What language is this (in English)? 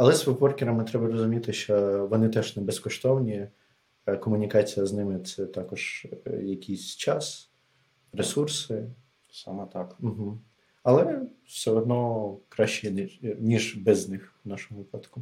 Ukrainian